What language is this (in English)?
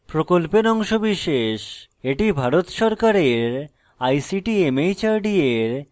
Bangla